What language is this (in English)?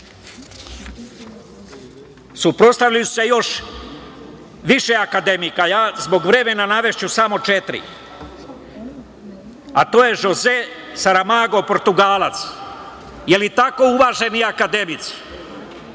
Serbian